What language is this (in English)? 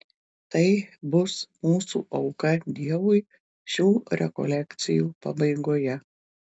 Lithuanian